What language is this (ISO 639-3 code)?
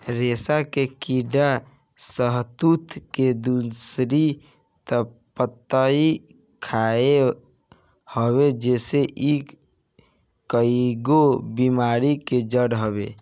bho